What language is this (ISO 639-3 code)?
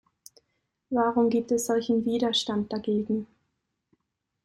deu